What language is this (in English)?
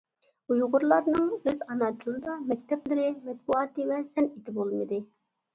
Uyghur